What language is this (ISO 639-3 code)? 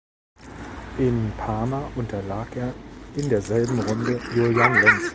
deu